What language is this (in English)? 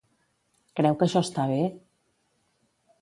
Catalan